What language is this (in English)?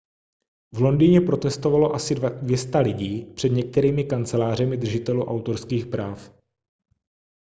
Czech